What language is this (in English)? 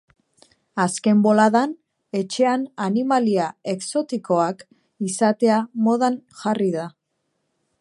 Basque